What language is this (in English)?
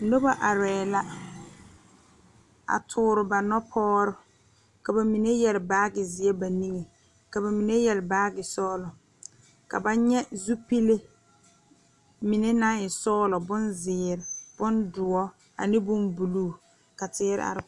Southern Dagaare